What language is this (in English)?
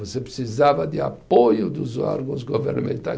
Portuguese